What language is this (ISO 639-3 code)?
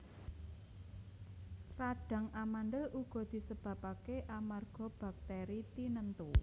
jav